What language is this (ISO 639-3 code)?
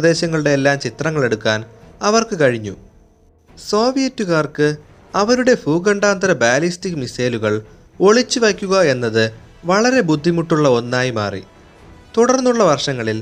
mal